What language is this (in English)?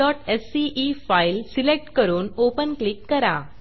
Marathi